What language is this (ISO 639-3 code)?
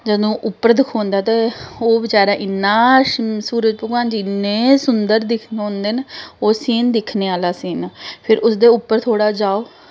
doi